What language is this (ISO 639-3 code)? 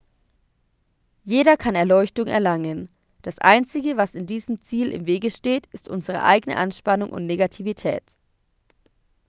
deu